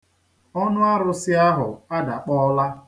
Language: Igbo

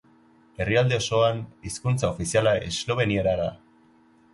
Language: Basque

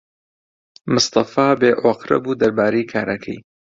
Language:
Central Kurdish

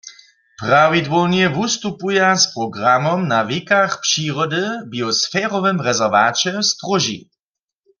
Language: Upper Sorbian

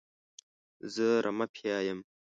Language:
Pashto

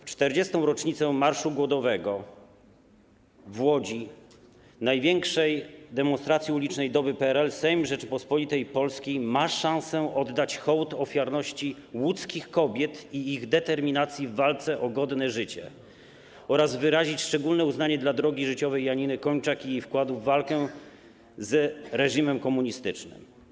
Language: Polish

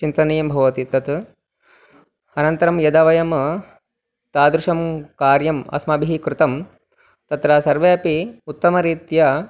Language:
Sanskrit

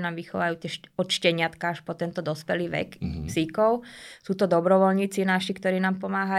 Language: Slovak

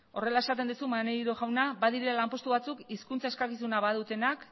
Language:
Basque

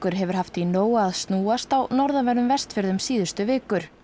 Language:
Icelandic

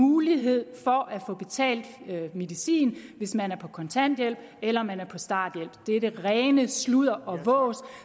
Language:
Danish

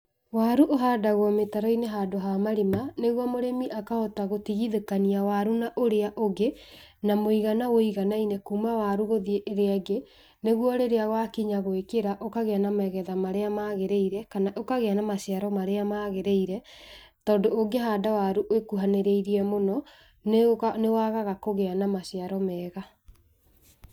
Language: Kikuyu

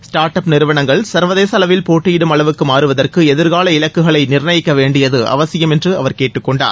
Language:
Tamil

